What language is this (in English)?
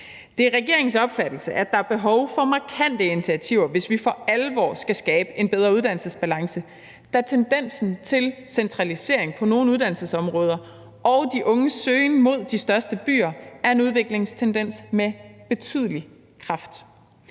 Danish